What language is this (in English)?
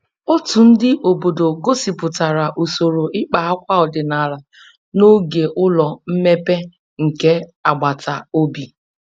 Igbo